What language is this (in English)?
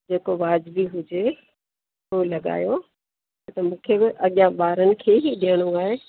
Sindhi